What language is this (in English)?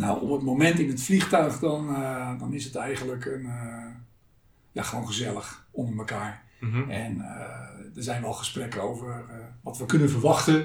Dutch